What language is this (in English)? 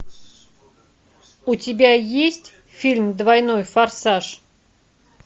Russian